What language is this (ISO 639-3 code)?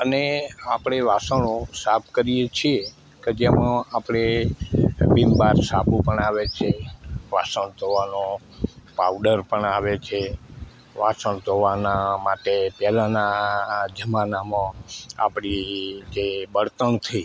guj